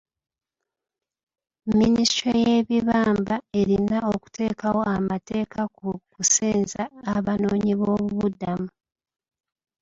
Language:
Ganda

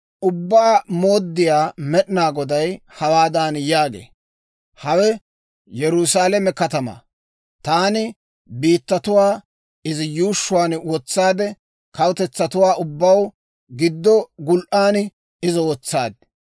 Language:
Dawro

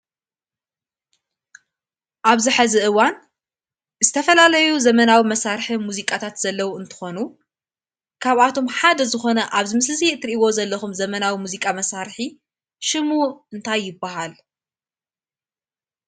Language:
Tigrinya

